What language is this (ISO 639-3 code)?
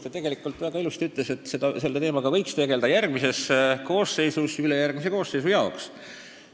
est